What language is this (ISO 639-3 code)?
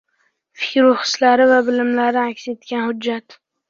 uzb